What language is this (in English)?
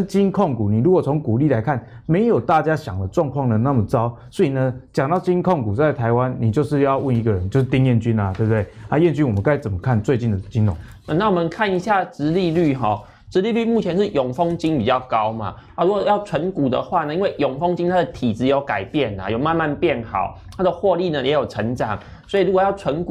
Chinese